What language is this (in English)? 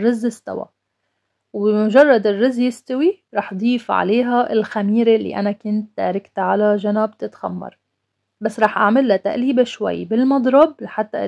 Arabic